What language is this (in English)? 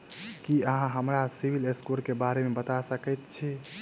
Maithili